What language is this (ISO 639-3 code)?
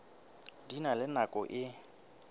sot